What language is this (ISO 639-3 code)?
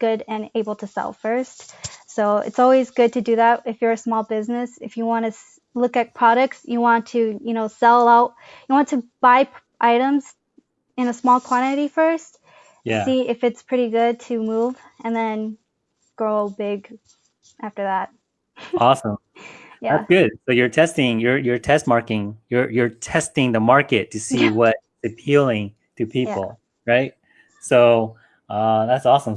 eng